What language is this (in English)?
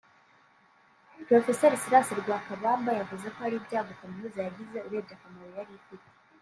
Kinyarwanda